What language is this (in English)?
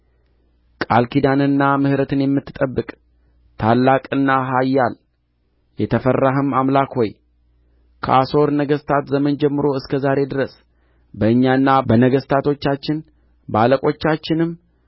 Amharic